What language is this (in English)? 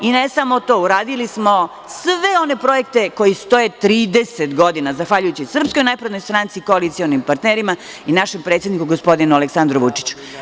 Serbian